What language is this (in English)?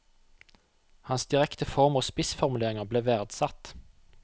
Norwegian